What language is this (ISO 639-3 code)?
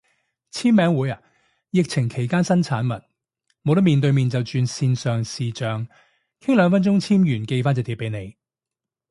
yue